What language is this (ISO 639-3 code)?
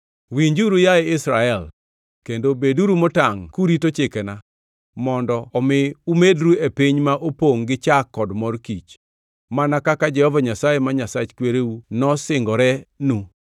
luo